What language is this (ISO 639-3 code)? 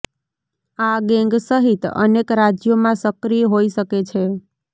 guj